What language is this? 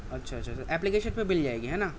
Urdu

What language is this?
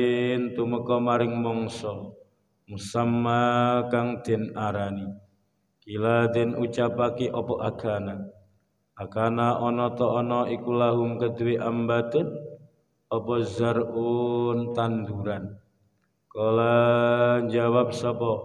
Indonesian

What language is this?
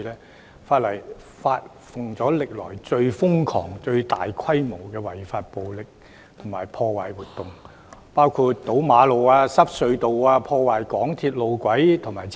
Cantonese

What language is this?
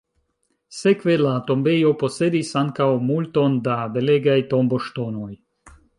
Esperanto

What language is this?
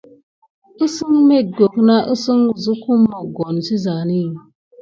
Gidar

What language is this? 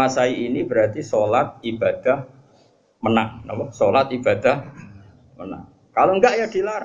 Indonesian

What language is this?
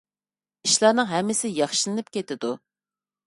Uyghur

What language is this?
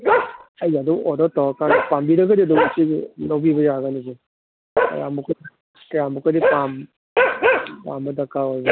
Manipuri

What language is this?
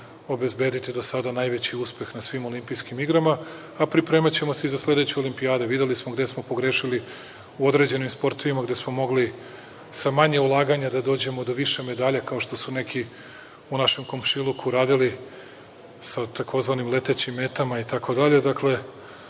Serbian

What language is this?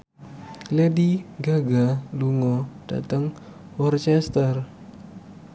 Javanese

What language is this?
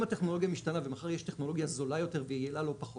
Hebrew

